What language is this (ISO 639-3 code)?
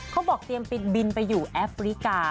tha